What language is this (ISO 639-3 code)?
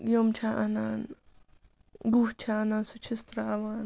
kas